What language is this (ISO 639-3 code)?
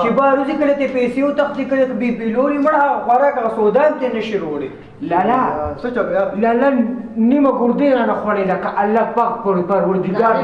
tur